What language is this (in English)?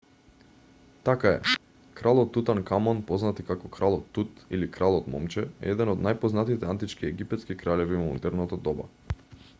Macedonian